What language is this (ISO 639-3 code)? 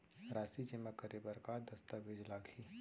hne